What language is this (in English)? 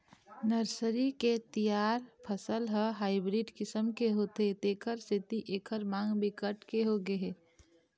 Chhattisgarhi